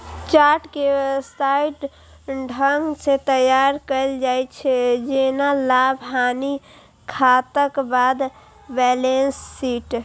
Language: Maithili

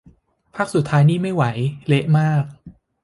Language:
Thai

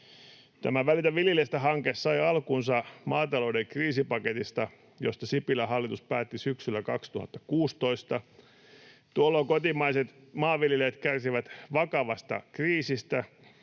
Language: Finnish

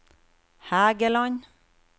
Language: Norwegian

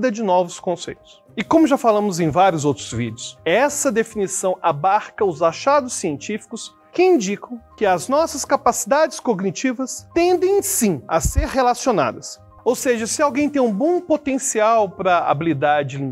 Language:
Portuguese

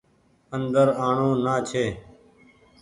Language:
Goaria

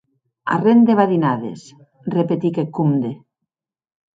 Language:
Occitan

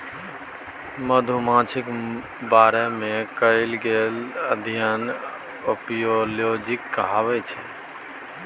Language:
Maithili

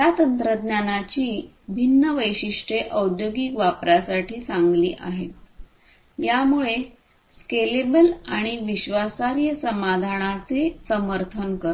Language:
Marathi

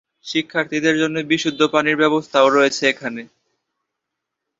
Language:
Bangla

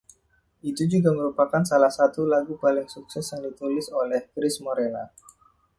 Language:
Indonesian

